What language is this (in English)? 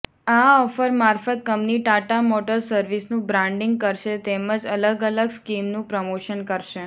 Gujarati